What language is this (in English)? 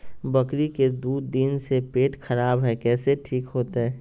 Magahi